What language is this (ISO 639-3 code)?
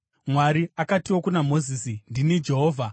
sna